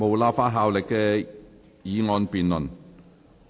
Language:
Cantonese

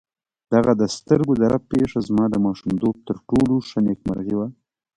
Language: Pashto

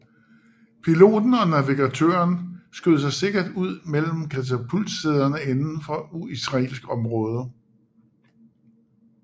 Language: Danish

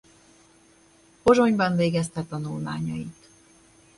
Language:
Hungarian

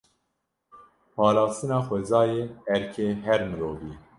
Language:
Kurdish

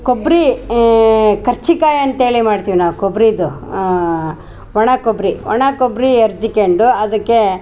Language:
Kannada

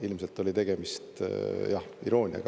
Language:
Estonian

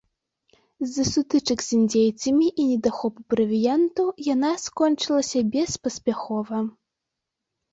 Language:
Belarusian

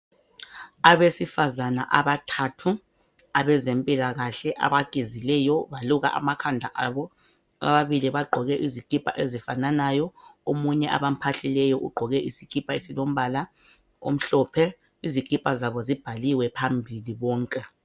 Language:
North Ndebele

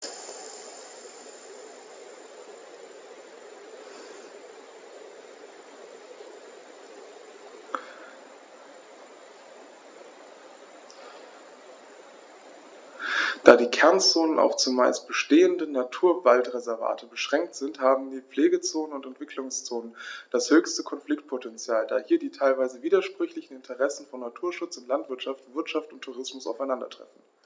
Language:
German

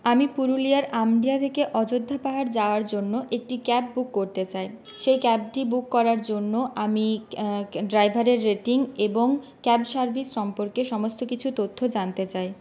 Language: Bangla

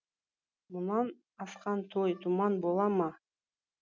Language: Kazakh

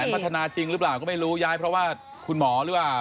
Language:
Thai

